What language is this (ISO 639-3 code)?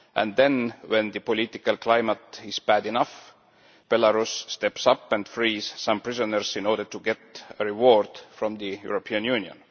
eng